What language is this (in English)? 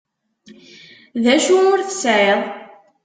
Kabyle